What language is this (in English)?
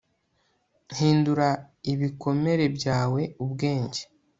Kinyarwanda